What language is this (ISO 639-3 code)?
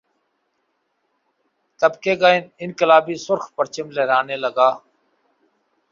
urd